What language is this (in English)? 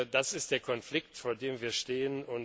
German